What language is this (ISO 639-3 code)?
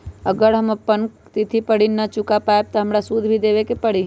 mag